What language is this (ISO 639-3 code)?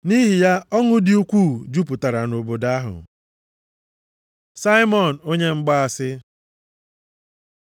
ibo